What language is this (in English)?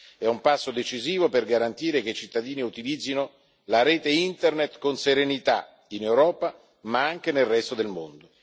Italian